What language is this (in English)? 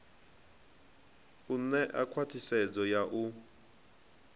Venda